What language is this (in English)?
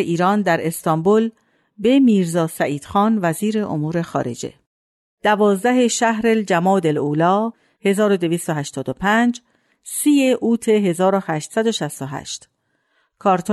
Persian